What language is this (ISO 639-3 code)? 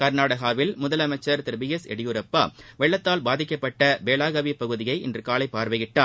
tam